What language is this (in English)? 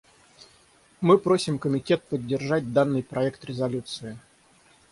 Russian